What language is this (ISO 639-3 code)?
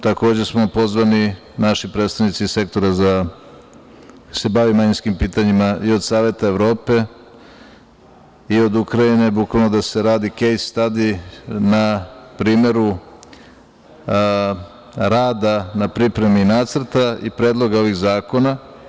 srp